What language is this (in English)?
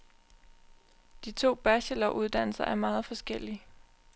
Danish